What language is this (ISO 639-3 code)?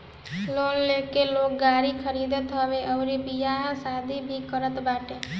bho